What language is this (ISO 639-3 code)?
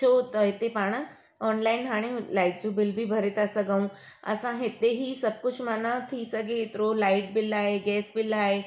snd